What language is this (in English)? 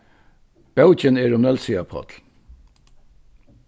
Faroese